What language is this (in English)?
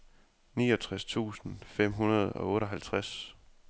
Danish